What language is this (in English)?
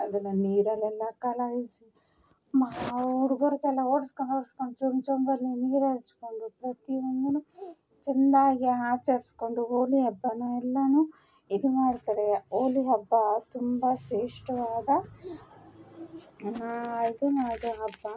Kannada